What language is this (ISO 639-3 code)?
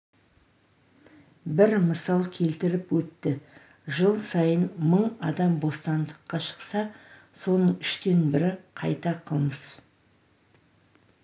kaz